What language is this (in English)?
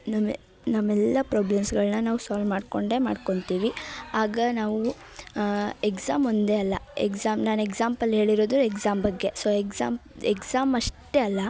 Kannada